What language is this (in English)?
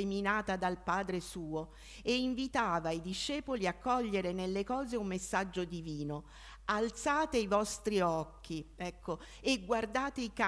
Italian